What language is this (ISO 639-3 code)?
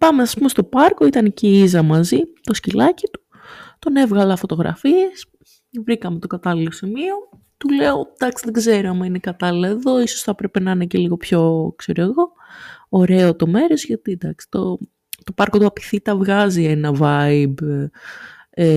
ell